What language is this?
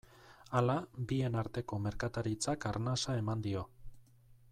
Basque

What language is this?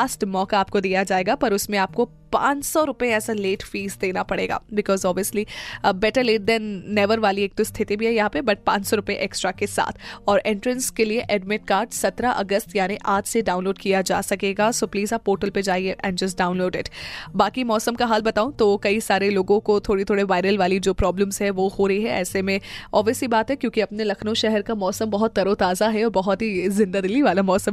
Hindi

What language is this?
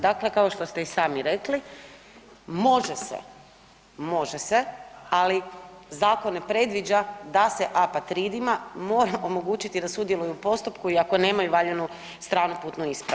Croatian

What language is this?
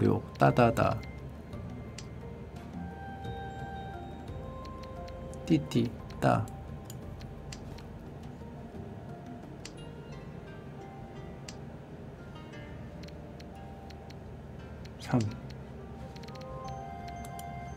Korean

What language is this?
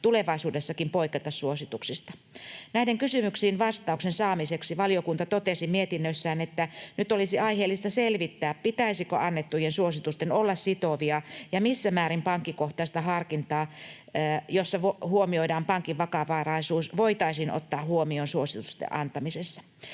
Finnish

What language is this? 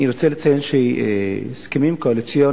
Hebrew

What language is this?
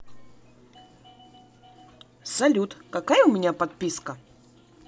Russian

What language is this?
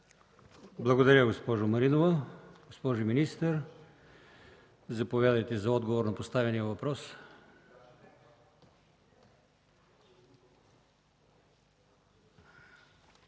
Bulgarian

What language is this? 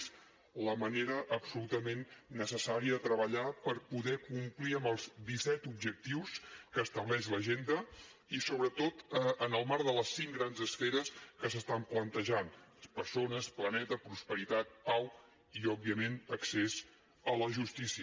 Catalan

